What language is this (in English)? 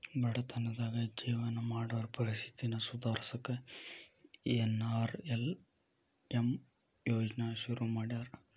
Kannada